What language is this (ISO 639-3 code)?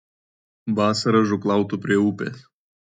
lit